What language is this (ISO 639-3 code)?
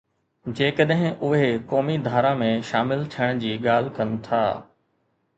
snd